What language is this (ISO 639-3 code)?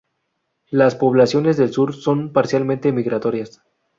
spa